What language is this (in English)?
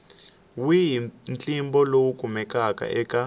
Tsonga